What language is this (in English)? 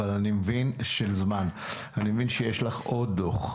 Hebrew